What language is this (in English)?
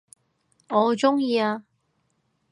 Cantonese